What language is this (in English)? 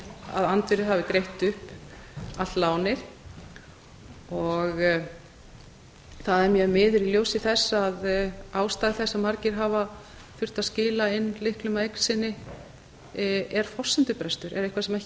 Icelandic